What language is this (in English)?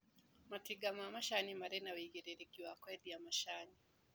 Kikuyu